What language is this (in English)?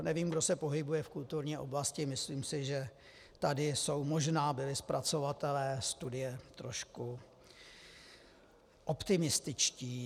Czech